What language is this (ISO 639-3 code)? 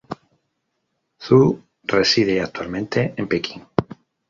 spa